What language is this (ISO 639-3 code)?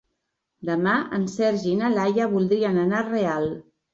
cat